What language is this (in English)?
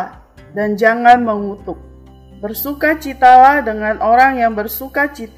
Indonesian